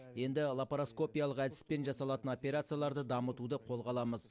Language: Kazakh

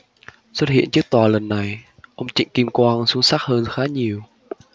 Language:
Vietnamese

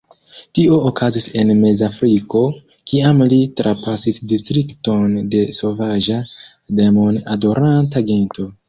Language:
Esperanto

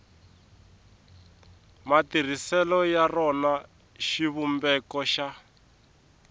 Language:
Tsonga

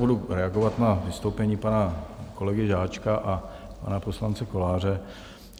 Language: Czech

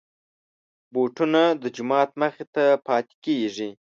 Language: Pashto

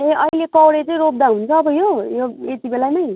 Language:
Nepali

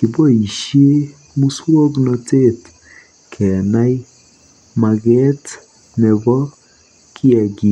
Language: Kalenjin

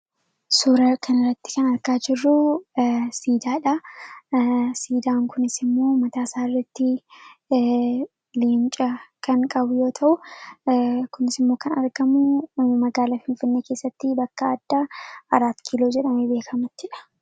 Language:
Oromo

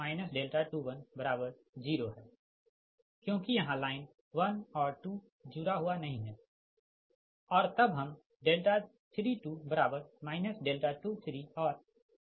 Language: Hindi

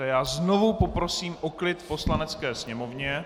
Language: Czech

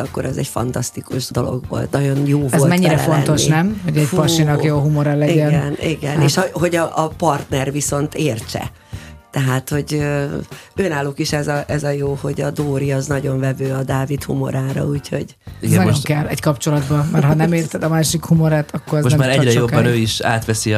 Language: Hungarian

